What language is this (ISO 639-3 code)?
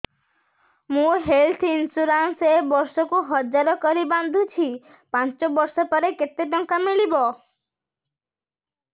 ori